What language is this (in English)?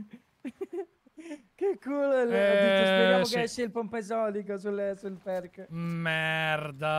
Italian